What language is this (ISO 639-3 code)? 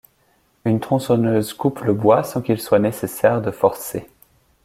fra